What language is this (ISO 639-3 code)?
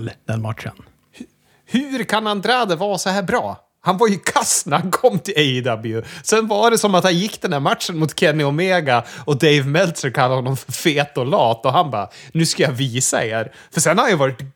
swe